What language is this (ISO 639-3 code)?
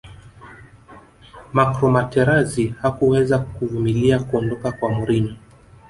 swa